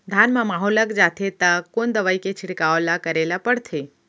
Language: Chhattisgarhi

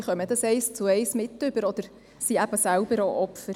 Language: Swiss German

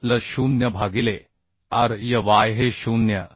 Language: Marathi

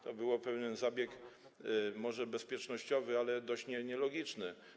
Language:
Polish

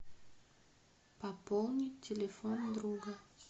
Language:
Russian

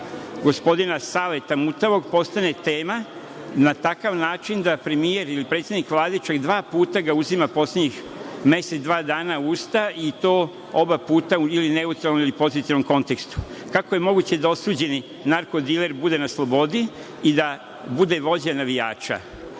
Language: Serbian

